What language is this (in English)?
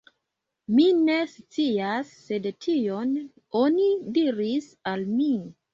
Esperanto